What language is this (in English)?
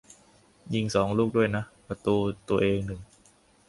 Thai